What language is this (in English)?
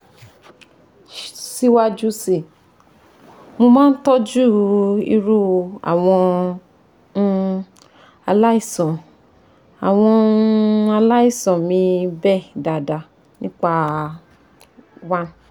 Yoruba